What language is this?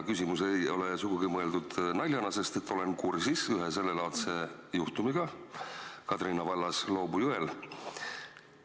Estonian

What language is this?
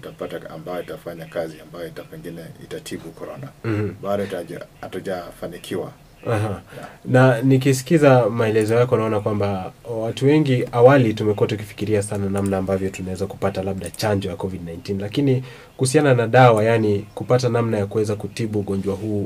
Swahili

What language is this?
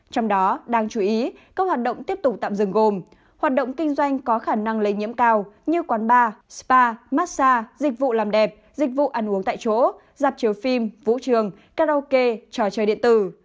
Vietnamese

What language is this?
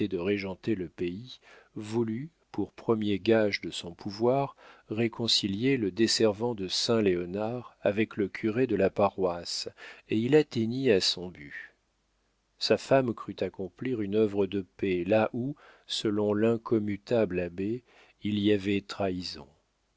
French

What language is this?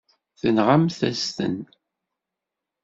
Kabyle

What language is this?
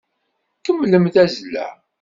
Kabyle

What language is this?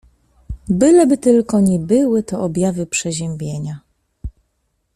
Polish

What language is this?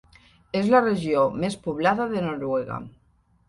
Catalan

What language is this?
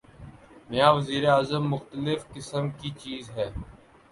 Urdu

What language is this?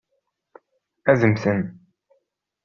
Kabyle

